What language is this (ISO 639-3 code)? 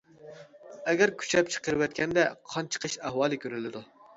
uig